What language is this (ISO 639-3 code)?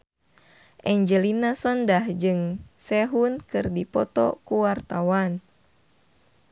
sun